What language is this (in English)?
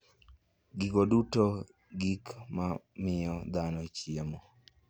Luo (Kenya and Tanzania)